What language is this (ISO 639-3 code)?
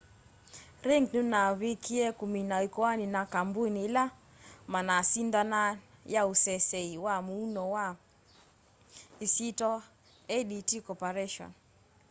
kam